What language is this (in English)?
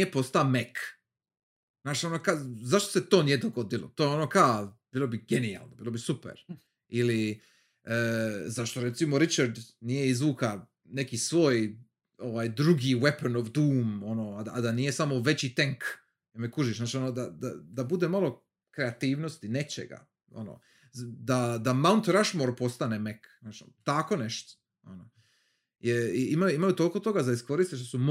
Croatian